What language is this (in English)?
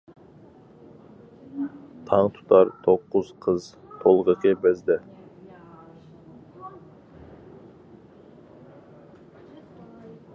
Uyghur